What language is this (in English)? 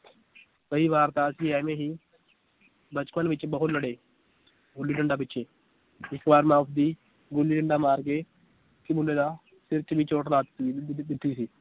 Punjabi